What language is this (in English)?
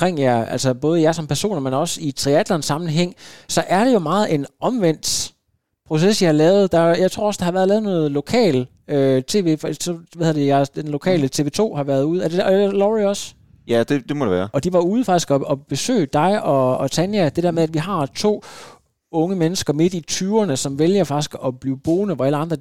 Danish